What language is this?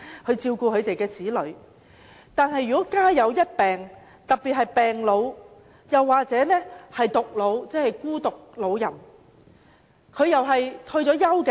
Cantonese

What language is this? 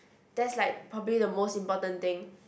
English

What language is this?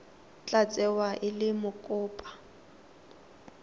Tswana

